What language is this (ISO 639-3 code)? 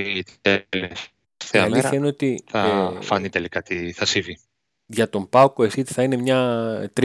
ell